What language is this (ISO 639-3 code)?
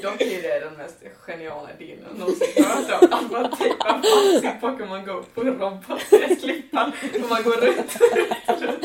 swe